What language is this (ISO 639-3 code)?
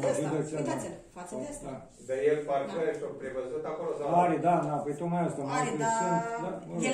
ron